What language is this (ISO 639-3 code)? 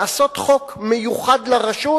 heb